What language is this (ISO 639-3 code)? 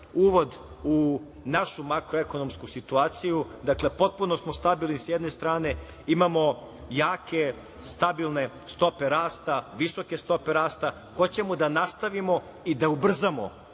srp